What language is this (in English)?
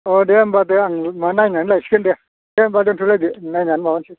Bodo